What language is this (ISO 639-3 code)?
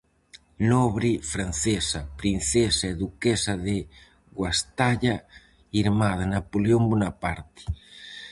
glg